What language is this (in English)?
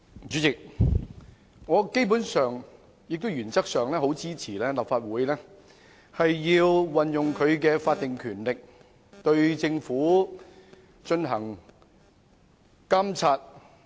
Cantonese